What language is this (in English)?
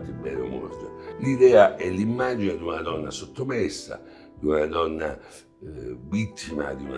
Italian